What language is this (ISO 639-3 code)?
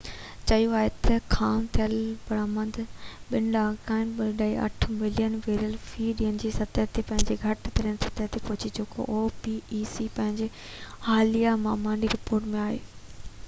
snd